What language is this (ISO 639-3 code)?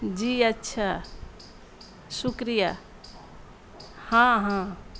urd